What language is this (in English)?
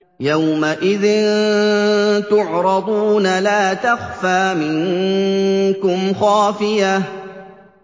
Arabic